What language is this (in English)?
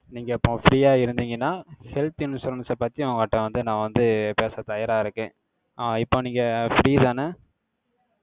Tamil